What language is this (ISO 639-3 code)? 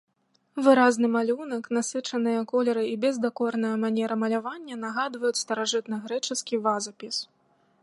bel